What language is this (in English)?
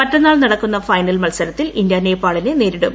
Malayalam